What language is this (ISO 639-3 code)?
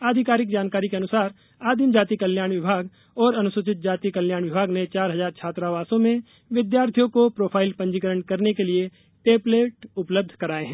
hin